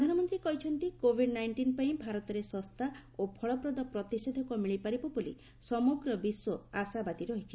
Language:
Odia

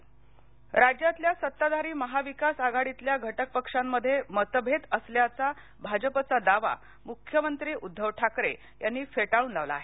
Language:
Marathi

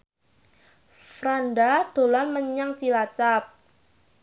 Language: Javanese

